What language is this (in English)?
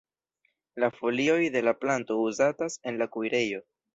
Esperanto